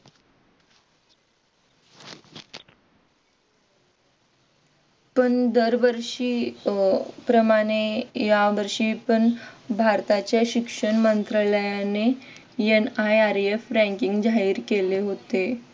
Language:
Marathi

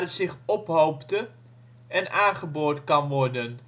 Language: Dutch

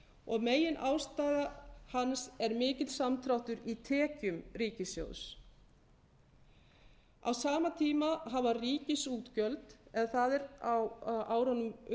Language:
Icelandic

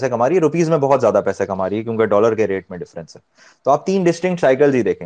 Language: Urdu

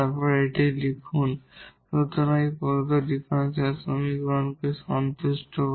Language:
Bangla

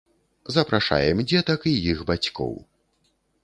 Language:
Belarusian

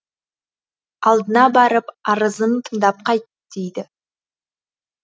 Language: Kazakh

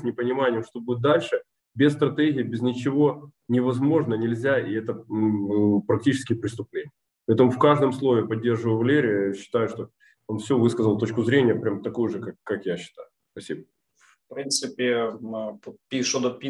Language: Ukrainian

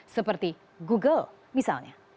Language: Indonesian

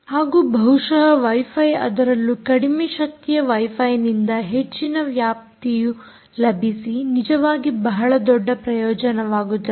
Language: Kannada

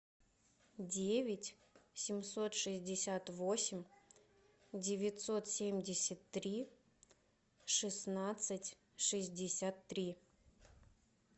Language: Russian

